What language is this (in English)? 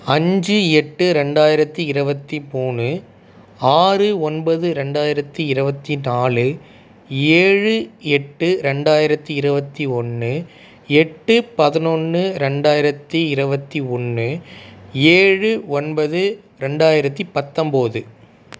Tamil